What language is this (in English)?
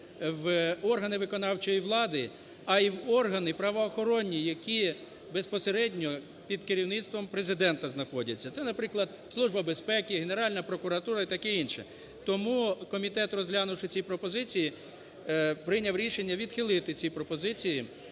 Ukrainian